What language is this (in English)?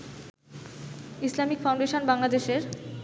Bangla